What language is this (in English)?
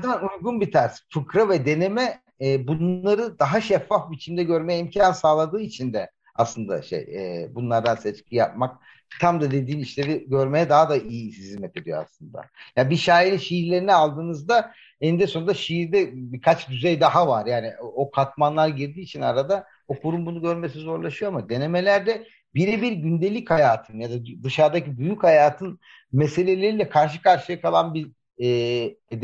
Turkish